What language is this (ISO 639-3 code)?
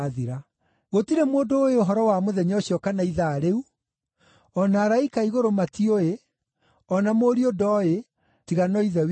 kik